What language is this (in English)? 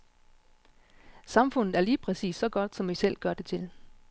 Danish